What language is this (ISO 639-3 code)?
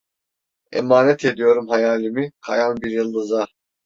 tur